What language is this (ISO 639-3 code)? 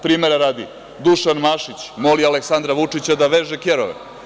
srp